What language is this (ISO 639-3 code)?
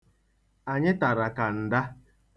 ibo